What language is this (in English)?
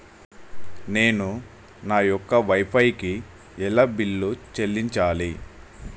Telugu